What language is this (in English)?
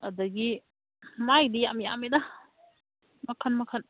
Manipuri